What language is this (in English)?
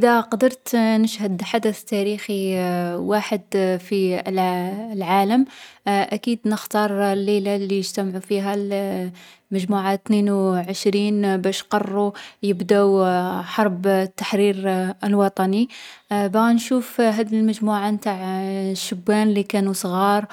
Algerian Arabic